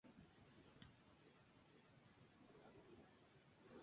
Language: Spanish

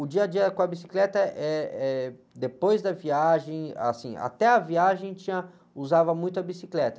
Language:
Portuguese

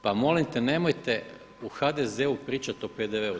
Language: Croatian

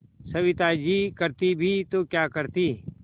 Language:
Hindi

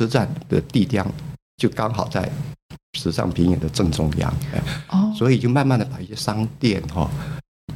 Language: Chinese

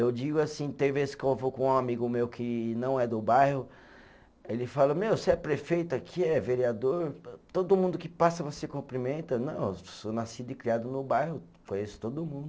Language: Portuguese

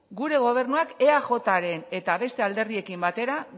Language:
Basque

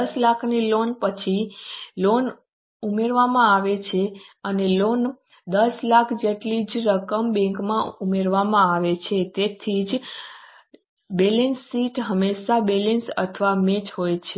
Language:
Gujarati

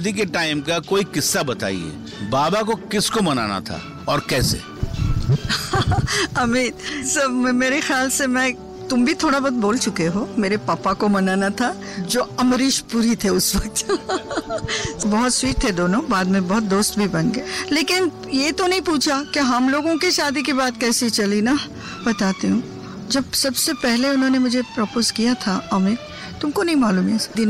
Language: Hindi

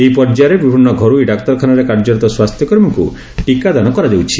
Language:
Odia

